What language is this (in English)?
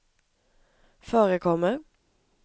Swedish